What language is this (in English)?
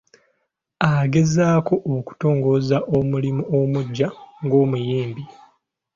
Ganda